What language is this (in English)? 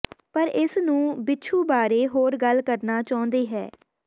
Punjabi